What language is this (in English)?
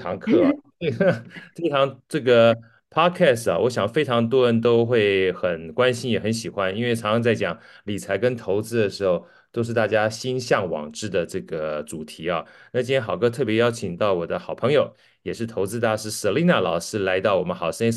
Chinese